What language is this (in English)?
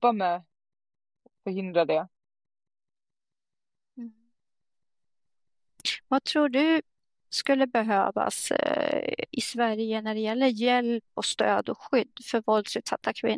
Swedish